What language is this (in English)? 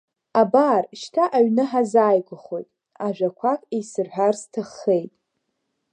Abkhazian